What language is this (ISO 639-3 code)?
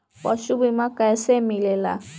bho